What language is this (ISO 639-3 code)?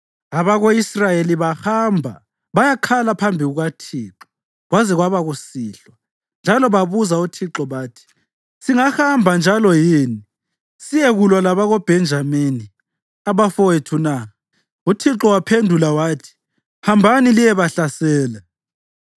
nde